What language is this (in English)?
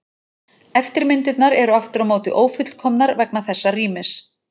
Icelandic